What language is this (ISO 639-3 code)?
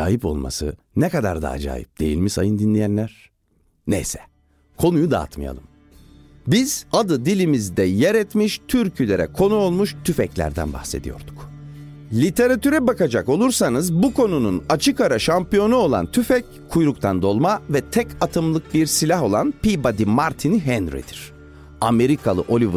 tur